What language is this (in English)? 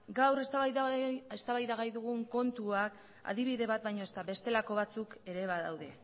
Basque